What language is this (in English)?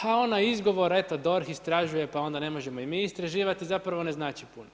Croatian